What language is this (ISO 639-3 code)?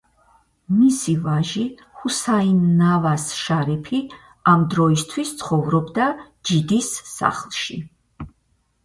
kat